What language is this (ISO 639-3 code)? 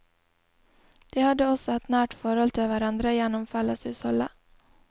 nor